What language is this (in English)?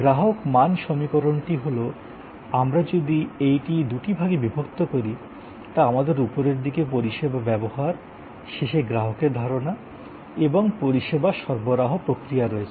Bangla